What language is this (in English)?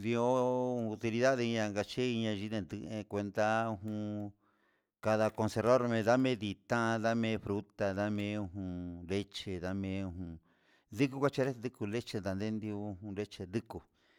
Huitepec Mixtec